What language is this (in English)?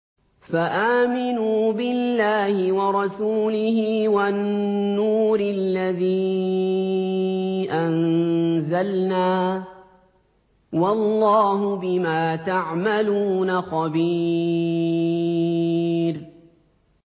Arabic